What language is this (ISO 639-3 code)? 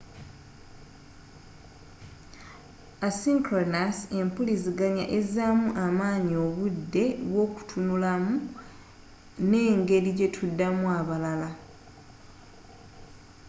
lug